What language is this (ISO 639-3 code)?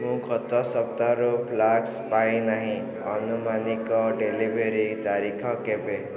ori